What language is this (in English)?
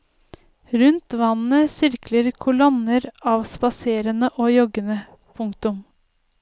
Norwegian